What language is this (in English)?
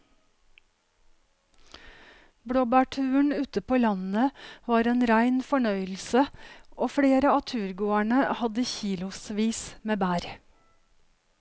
Norwegian